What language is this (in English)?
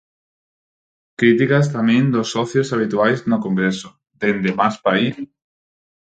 Galician